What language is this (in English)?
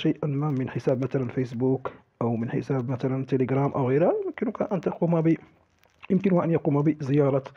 Arabic